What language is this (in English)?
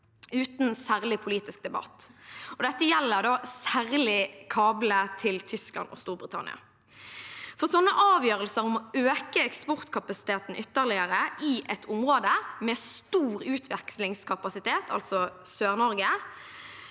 Norwegian